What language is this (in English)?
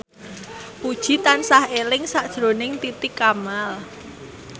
Javanese